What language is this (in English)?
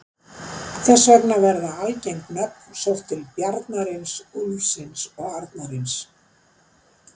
Icelandic